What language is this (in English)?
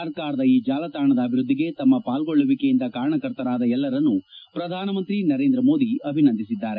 Kannada